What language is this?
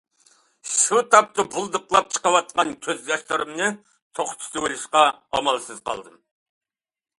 Uyghur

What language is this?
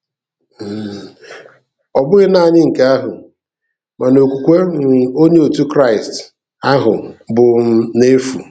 Igbo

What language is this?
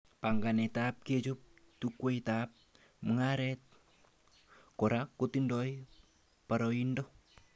Kalenjin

